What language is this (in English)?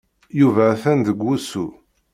Kabyle